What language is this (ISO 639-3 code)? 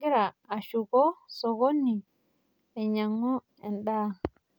mas